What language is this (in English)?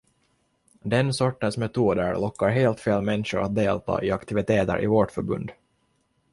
Swedish